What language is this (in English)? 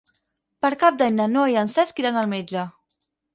Catalan